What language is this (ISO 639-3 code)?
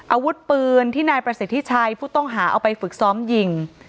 tha